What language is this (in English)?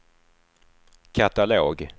Swedish